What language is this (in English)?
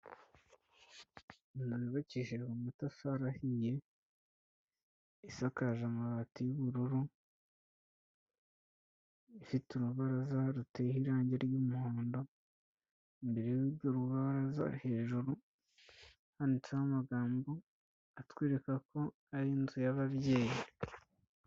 Kinyarwanda